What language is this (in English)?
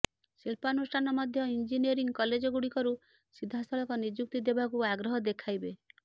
Odia